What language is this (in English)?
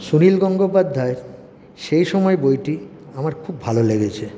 Bangla